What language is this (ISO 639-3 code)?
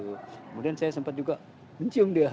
ind